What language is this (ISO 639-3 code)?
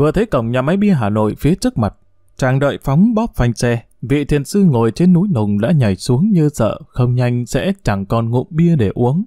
vie